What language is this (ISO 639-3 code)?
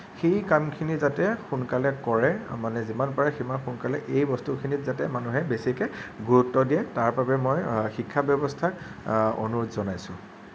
asm